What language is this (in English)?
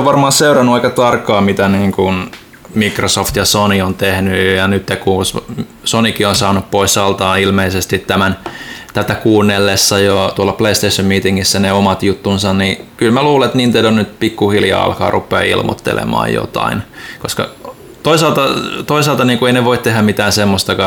Finnish